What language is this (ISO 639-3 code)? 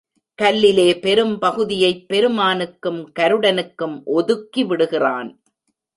tam